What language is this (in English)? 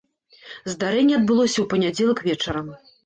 Belarusian